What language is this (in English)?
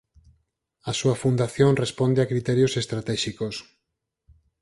Galician